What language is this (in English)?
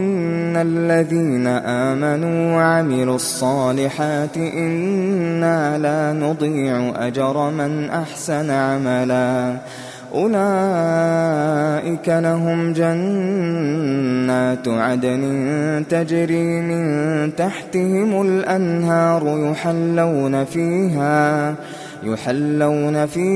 Arabic